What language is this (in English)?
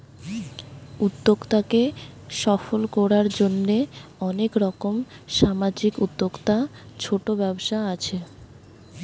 Bangla